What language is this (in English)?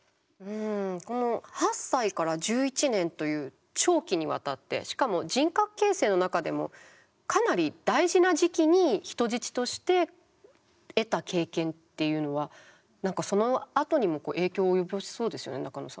Japanese